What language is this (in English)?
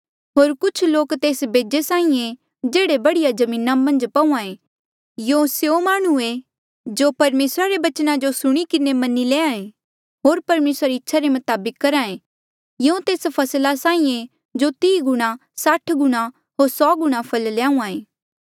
Mandeali